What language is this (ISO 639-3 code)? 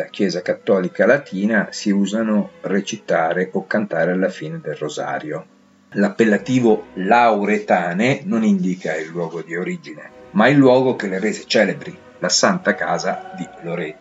ita